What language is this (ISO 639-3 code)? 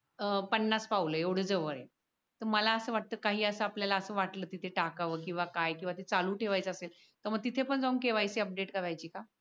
mar